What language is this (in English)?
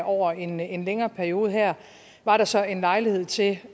Danish